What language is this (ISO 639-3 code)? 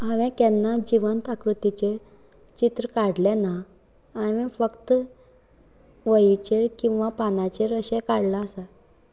kok